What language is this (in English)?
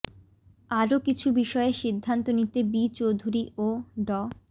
Bangla